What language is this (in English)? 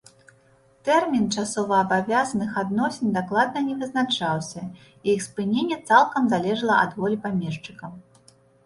Belarusian